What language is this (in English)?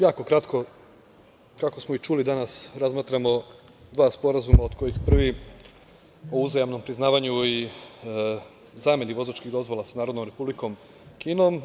Serbian